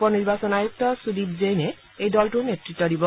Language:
Assamese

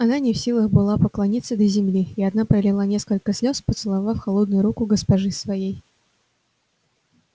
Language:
Russian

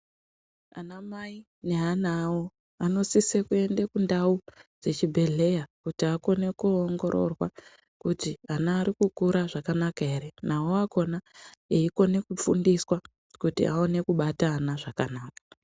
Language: Ndau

